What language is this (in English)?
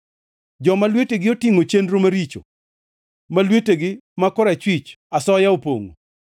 Luo (Kenya and Tanzania)